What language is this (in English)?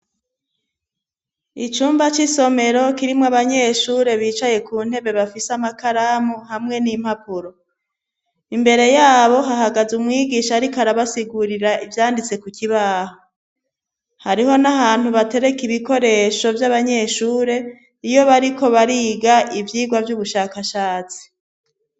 Rundi